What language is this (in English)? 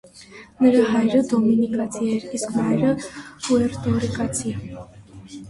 Armenian